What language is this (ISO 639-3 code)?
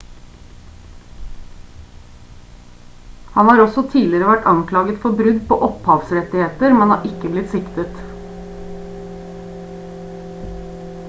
nob